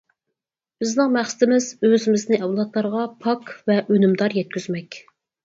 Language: Uyghur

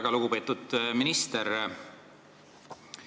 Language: Estonian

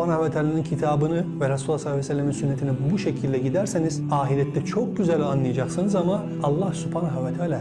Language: Turkish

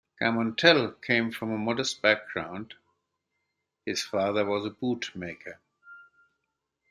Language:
English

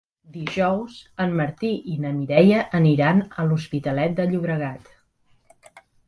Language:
Catalan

